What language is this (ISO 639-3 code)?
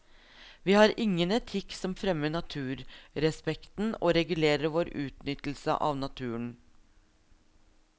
nor